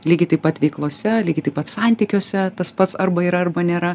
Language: Lithuanian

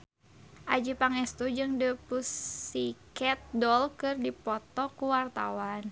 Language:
Sundanese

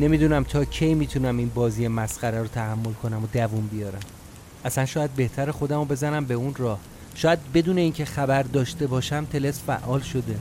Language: Persian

